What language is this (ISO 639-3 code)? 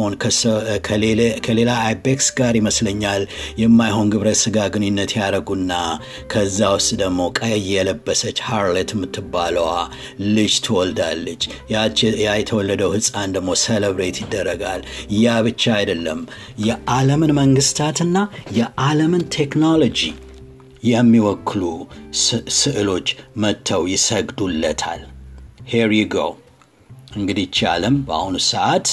amh